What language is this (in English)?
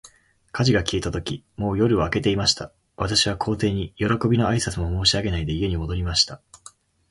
Japanese